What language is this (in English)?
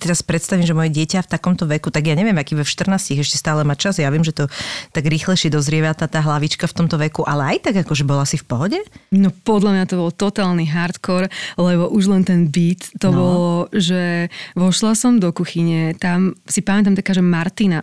Slovak